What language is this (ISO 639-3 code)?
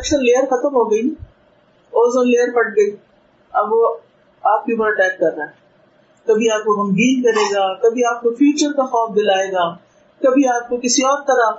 urd